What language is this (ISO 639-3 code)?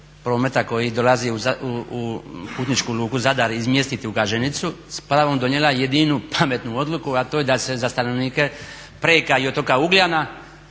hrv